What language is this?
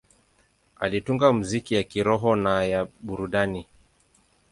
Swahili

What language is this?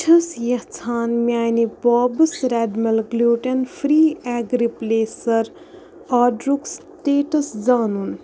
Kashmiri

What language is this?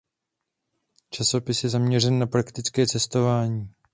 Czech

